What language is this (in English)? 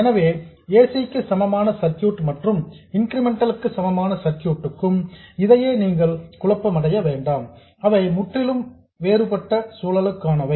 Tamil